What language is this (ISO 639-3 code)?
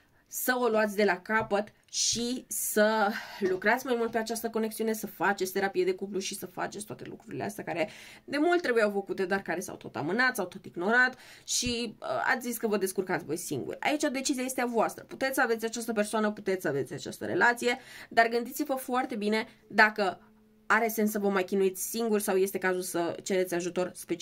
ron